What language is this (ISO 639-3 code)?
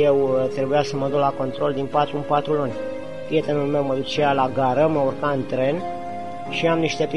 ron